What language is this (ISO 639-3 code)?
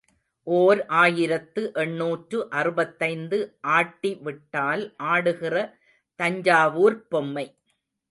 tam